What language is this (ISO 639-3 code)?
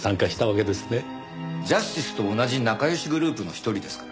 jpn